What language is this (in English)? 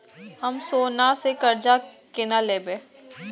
Maithili